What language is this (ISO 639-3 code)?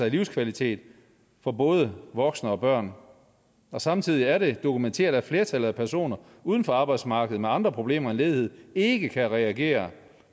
dan